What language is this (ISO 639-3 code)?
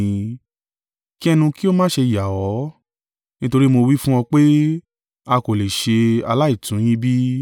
yor